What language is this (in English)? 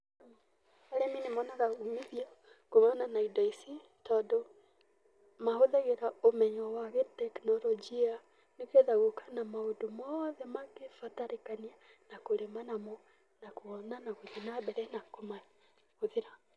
Kikuyu